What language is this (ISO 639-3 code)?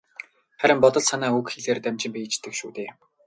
mon